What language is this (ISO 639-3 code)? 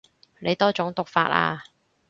yue